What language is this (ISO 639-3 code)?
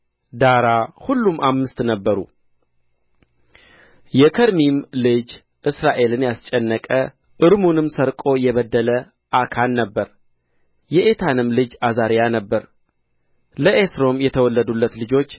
amh